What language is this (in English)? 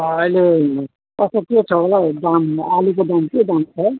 Nepali